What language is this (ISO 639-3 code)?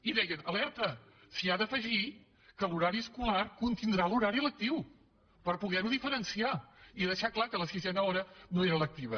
cat